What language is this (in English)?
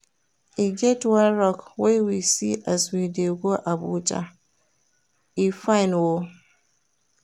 Nigerian Pidgin